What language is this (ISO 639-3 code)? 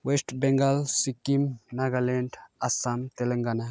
nep